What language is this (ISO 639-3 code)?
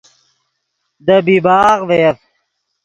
ydg